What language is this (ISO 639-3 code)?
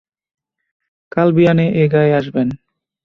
ben